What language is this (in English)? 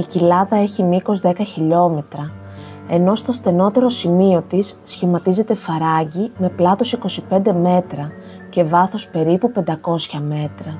Greek